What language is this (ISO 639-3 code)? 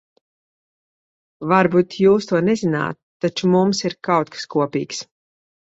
lav